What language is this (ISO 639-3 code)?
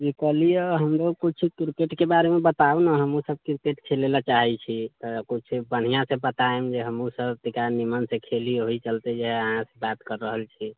mai